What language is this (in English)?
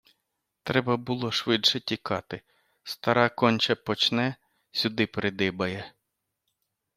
Ukrainian